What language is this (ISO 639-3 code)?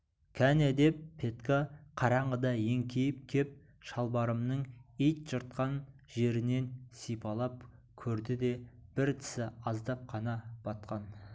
kaz